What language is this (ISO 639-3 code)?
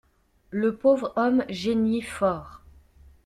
fra